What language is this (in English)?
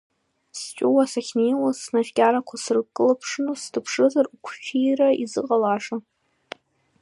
Abkhazian